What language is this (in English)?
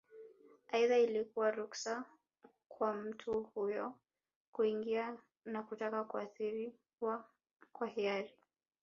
Swahili